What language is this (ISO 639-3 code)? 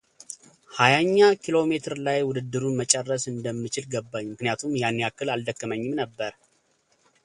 amh